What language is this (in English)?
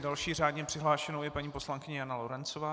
Czech